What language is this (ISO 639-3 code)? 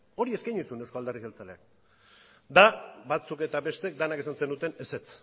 eus